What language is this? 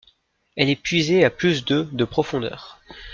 French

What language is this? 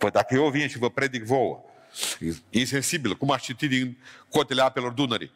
Romanian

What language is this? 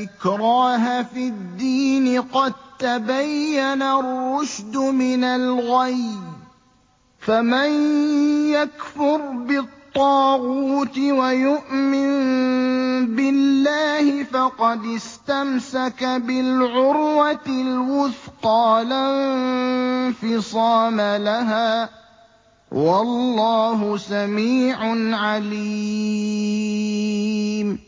Arabic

